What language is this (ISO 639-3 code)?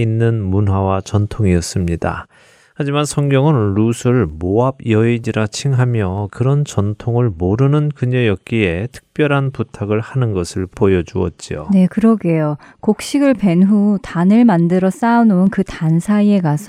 kor